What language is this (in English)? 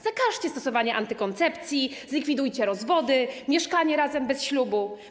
Polish